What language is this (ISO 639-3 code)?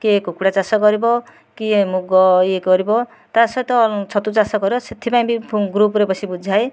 ori